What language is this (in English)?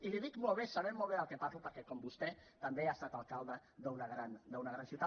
Catalan